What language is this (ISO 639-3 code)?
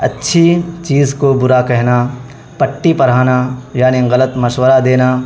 urd